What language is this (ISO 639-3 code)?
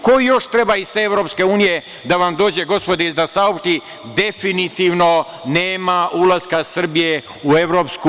srp